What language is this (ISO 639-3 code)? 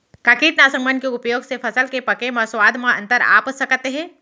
hne